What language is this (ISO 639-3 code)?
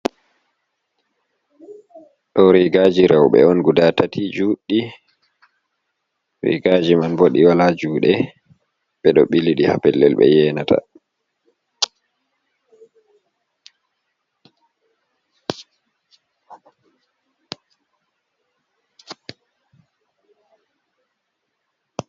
ful